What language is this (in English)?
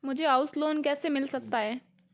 Hindi